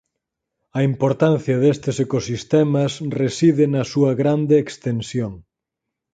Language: Galician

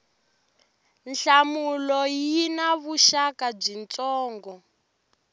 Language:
Tsonga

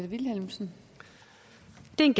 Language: Danish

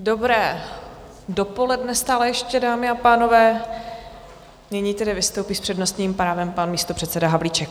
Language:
Czech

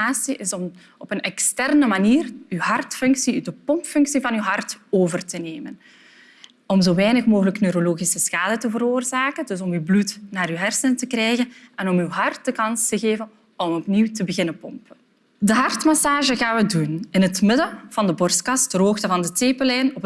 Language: Dutch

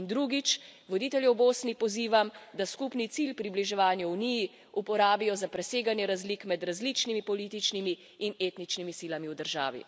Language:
Slovenian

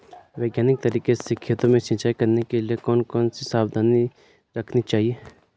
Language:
Hindi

